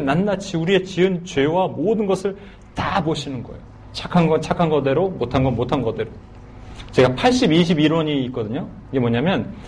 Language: Korean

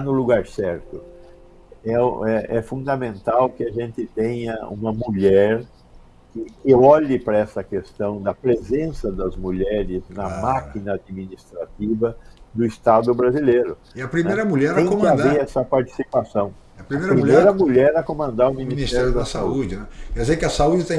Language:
Portuguese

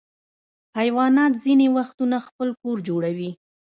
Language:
Pashto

